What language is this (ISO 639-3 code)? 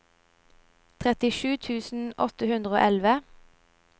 nor